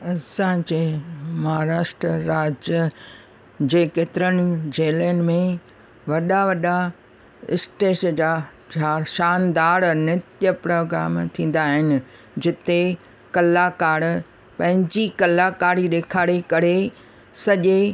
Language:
Sindhi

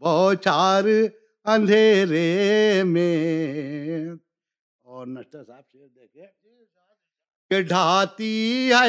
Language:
Urdu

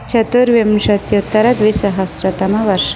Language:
Sanskrit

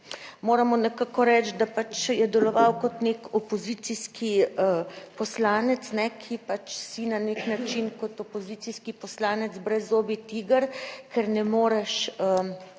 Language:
Slovenian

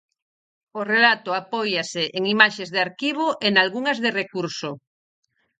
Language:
Galician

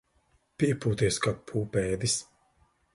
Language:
Latvian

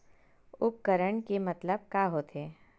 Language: Chhattisgarhi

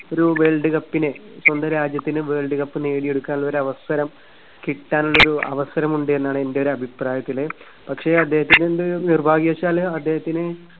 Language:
Malayalam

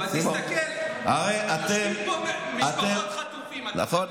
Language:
Hebrew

